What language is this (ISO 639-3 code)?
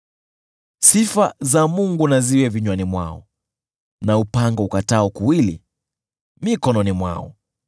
swa